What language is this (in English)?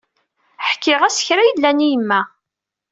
Kabyle